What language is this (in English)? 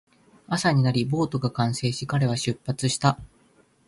Japanese